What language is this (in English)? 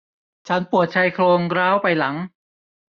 Thai